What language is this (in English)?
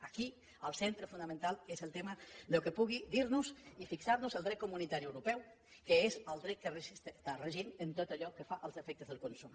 Catalan